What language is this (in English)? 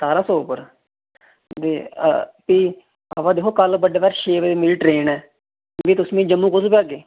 Dogri